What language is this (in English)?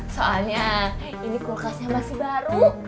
Indonesian